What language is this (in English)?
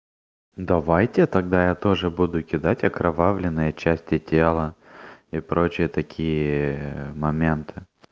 Russian